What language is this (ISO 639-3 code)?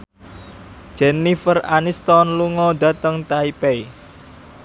jav